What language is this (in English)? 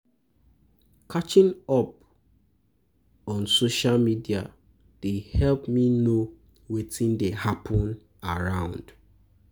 Nigerian Pidgin